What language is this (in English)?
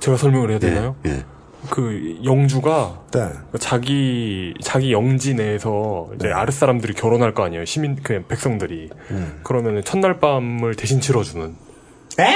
Korean